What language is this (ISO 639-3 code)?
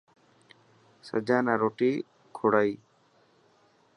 mki